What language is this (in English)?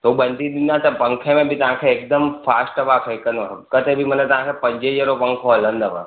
Sindhi